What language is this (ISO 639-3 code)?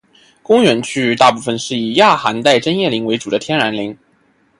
zho